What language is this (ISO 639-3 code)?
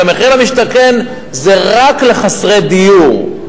heb